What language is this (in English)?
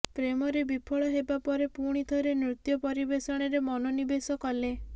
Odia